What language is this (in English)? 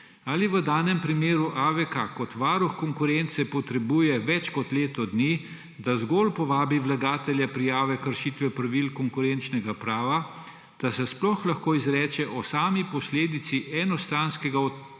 Slovenian